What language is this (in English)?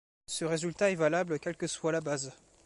French